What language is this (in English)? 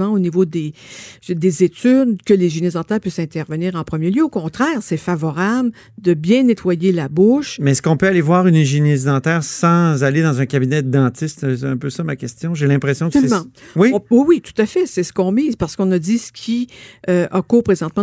French